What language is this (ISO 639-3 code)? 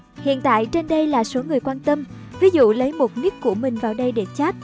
vie